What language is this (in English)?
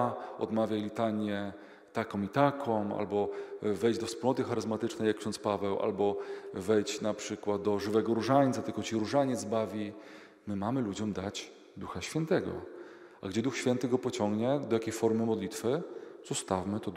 Polish